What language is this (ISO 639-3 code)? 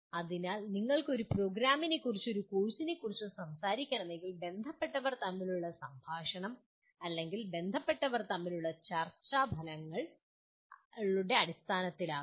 mal